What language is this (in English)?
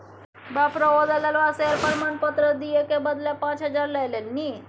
Maithili